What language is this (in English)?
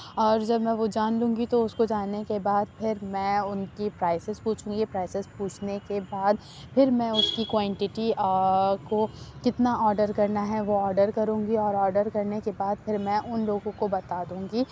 Urdu